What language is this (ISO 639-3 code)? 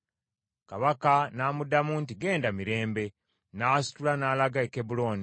lug